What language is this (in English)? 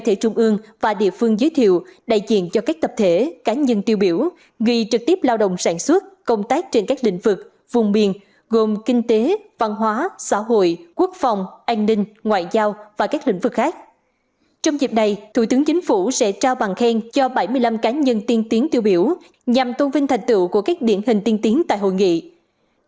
Vietnamese